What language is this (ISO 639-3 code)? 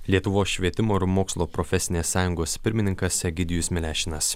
lit